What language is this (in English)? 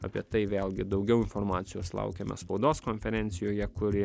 Lithuanian